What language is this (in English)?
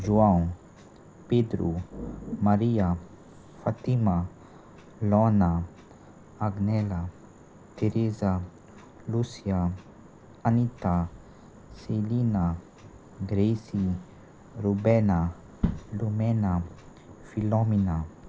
Konkani